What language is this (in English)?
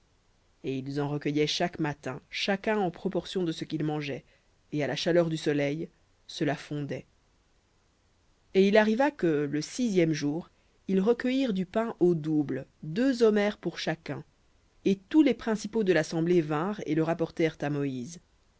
French